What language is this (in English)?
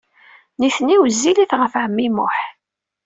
Kabyle